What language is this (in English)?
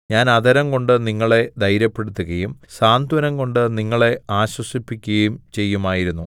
Malayalam